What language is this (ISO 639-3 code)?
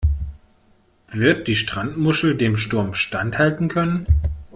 deu